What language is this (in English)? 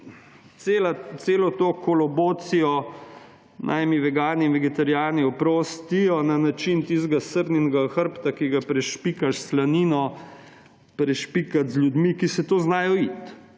Slovenian